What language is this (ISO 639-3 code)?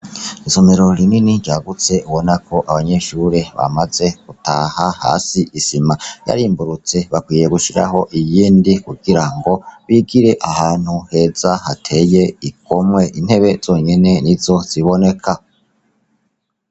run